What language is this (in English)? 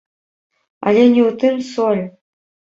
Belarusian